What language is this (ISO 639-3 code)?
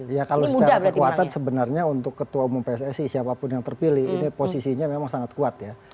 ind